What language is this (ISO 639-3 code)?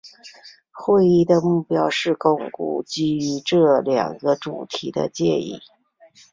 zho